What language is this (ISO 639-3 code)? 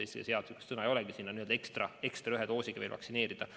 est